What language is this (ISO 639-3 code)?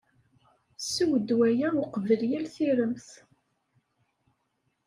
kab